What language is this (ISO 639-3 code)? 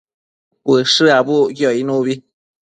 mcf